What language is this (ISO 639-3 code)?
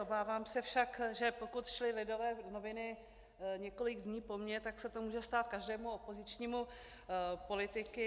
ces